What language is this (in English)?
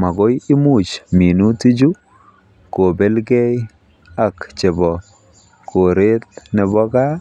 Kalenjin